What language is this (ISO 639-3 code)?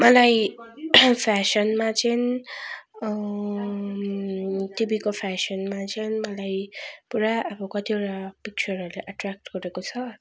nep